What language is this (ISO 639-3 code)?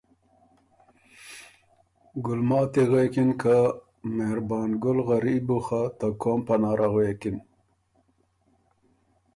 oru